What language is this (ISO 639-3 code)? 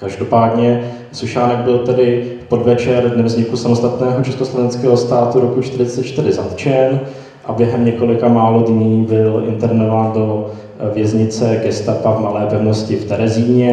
ces